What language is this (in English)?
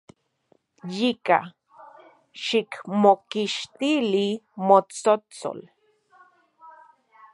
Central Puebla Nahuatl